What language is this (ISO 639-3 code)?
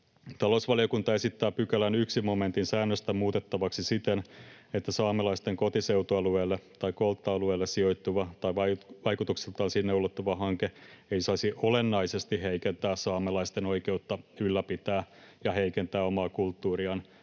fin